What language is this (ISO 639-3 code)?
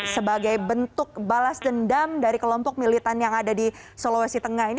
ind